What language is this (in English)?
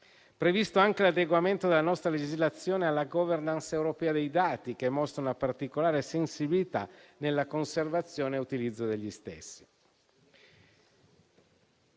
Italian